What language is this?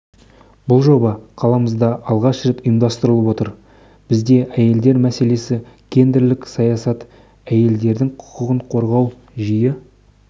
Kazakh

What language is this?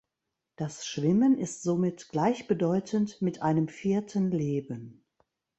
German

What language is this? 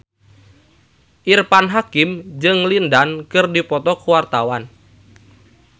Sundanese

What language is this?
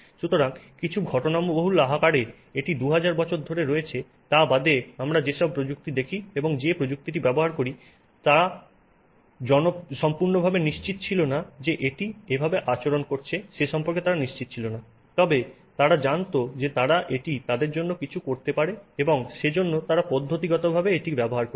Bangla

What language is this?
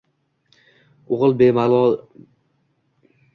Uzbek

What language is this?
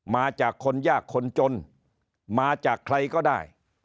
Thai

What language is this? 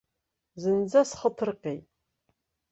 Abkhazian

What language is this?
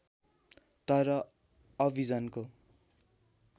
Nepali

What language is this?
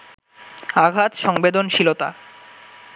Bangla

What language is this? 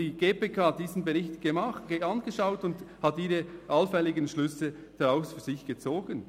Swiss German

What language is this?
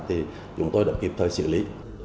Vietnamese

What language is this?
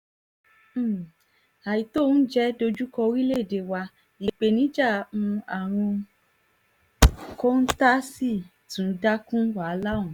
Yoruba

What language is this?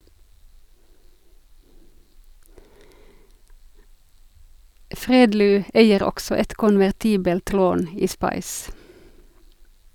Norwegian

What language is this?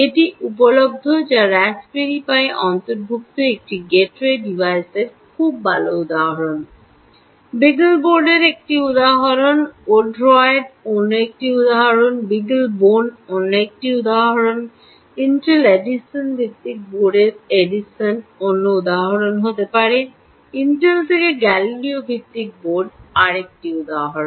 Bangla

